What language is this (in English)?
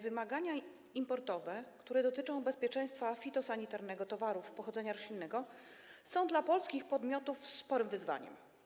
Polish